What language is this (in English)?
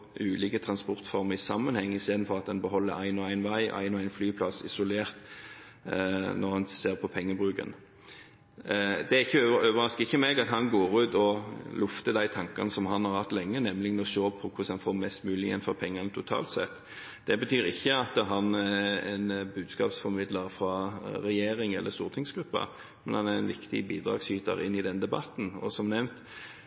Norwegian Bokmål